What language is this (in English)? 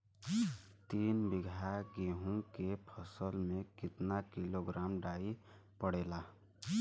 Bhojpuri